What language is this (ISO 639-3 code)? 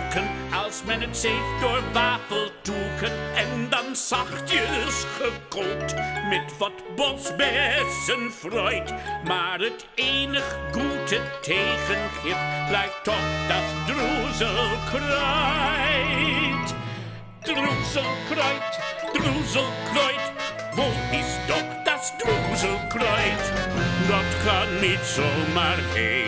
nld